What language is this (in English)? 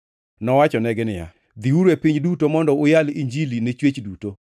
Luo (Kenya and Tanzania)